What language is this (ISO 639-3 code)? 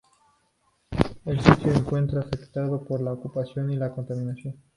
spa